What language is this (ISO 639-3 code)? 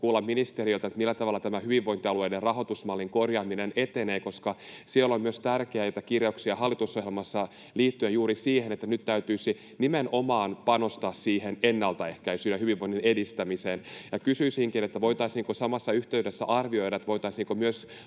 fin